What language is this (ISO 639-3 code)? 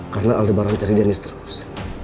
ind